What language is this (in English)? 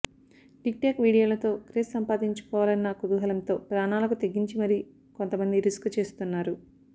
Telugu